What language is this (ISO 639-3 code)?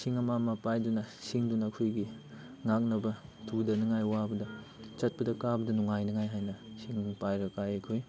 mni